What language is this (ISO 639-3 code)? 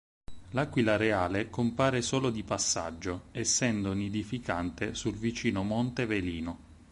ita